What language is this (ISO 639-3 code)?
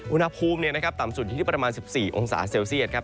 tha